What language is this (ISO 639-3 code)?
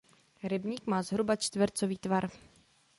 ces